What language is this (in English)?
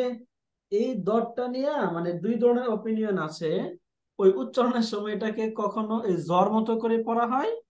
Bangla